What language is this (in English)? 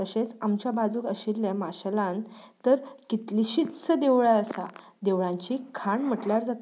Konkani